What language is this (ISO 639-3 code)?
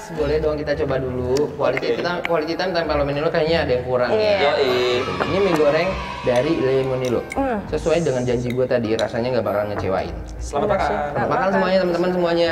ind